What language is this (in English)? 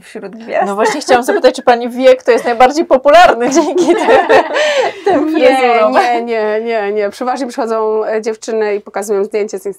Polish